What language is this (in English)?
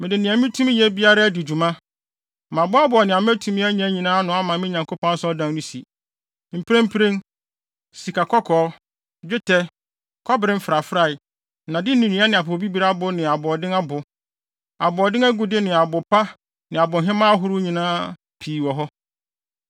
Akan